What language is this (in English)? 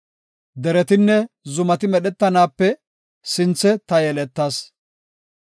Gofa